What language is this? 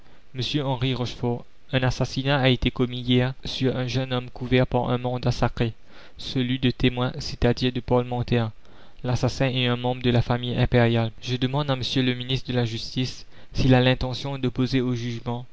French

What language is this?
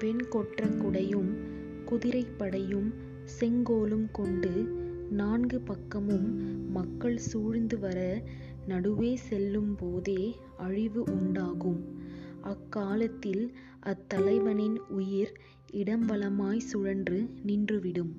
Tamil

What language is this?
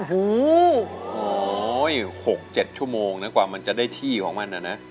Thai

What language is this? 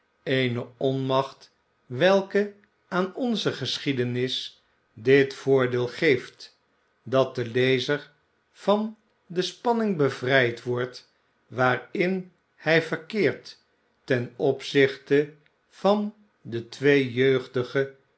Dutch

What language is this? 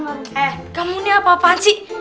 Indonesian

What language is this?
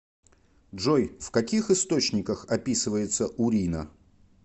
Russian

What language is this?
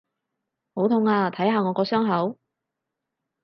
Cantonese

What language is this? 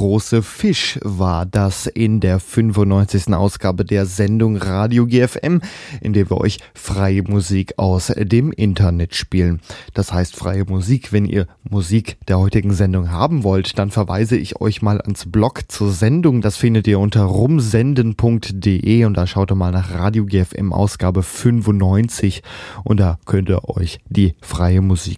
German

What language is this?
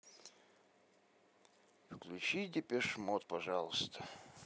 Russian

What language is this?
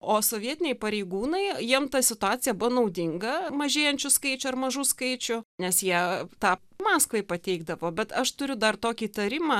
Lithuanian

